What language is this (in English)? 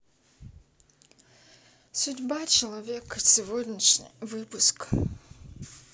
Russian